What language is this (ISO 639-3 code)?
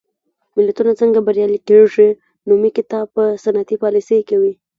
pus